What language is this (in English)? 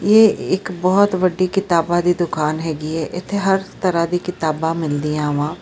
Punjabi